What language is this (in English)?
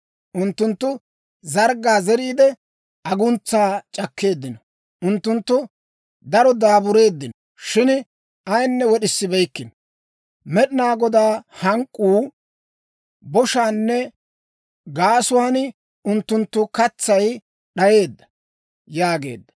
Dawro